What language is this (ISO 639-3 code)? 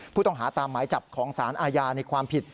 tha